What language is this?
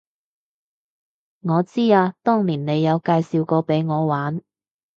Cantonese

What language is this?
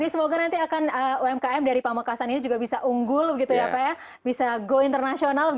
Indonesian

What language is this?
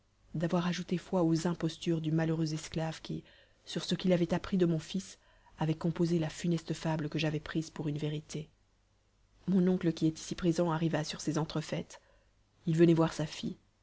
French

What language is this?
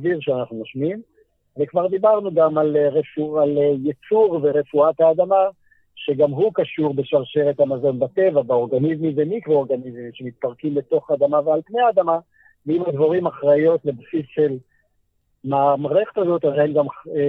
Hebrew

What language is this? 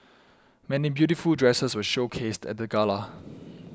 English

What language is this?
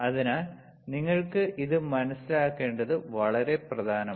Malayalam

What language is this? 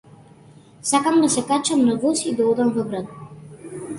Macedonian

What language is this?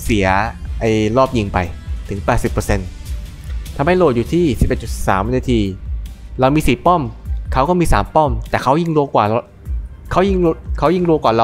Thai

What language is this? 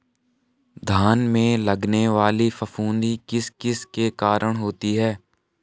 Hindi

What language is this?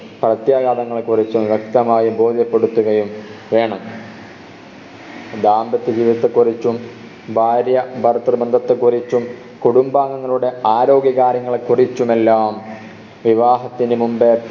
Malayalam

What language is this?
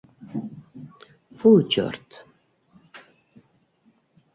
Bashkir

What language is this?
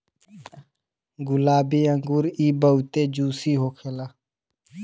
Bhojpuri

